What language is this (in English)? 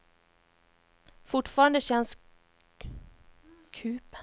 Swedish